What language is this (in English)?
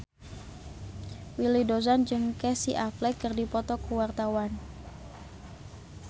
Sundanese